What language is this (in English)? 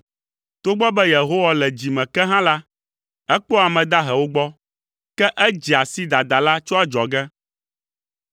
Ewe